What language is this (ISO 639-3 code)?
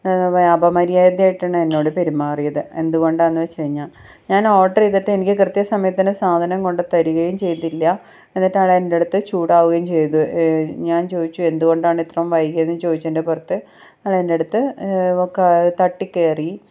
mal